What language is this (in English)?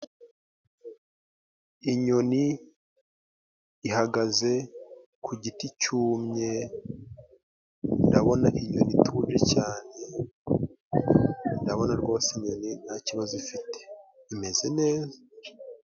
Kinyarwanda